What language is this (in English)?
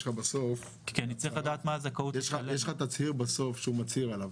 Hebrew